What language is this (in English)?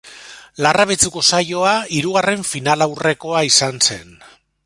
Basque